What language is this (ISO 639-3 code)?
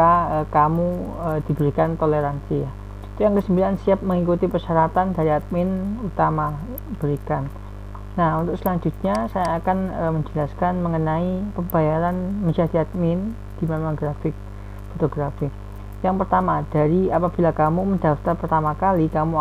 ind